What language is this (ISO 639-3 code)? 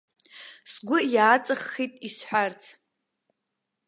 abk